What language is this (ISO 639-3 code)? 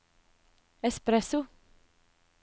nor